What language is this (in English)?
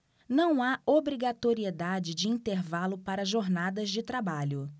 Portuguese